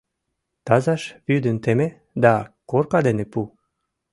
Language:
Mari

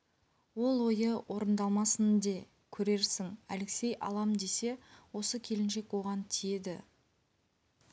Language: Kazakh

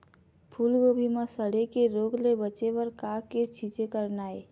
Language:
Chhattisgarhi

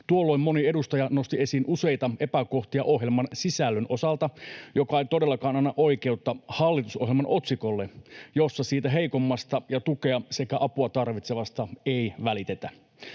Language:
Finnish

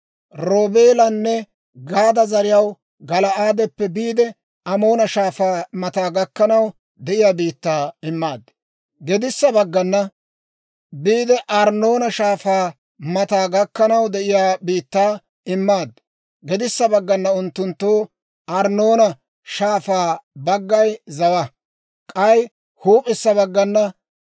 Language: Dawro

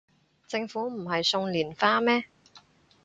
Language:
Cantonese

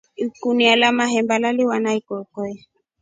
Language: Rombo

